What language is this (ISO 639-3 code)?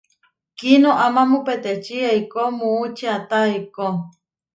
var